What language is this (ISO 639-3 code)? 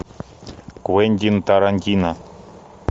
rus